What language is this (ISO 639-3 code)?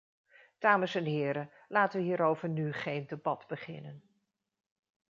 nld